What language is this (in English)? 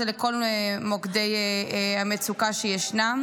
Hebrew